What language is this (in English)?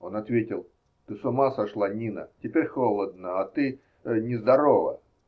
Russian